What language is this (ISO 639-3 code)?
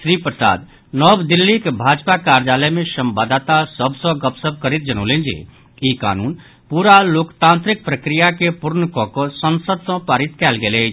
mai